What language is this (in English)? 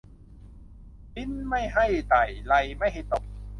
Thai